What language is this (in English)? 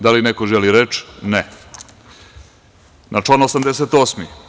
Serbian